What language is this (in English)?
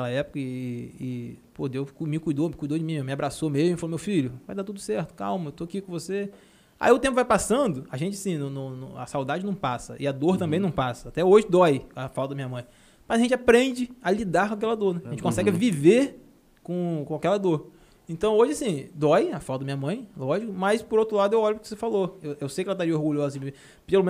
Portuguese